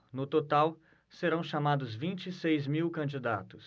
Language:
Portuguese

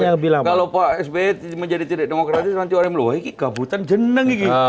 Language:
Indonesian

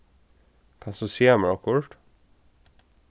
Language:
Faroese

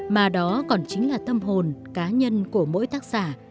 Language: Vietnamese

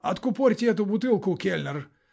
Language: Russian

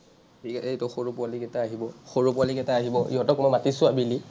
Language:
Assamese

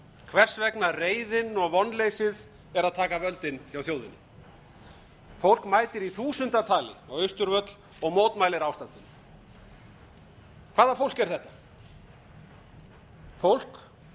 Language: Icelandic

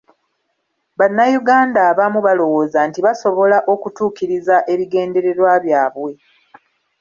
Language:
Ganda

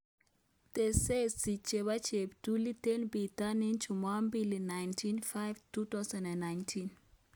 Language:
Kalenjin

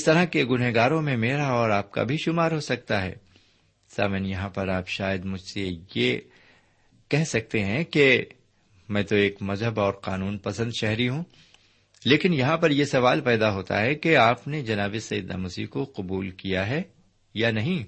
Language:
Urdu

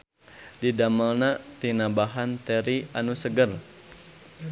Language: Sundanese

